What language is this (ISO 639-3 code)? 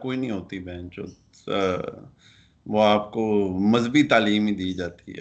urd